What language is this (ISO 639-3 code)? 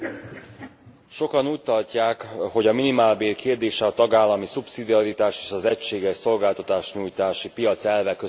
hun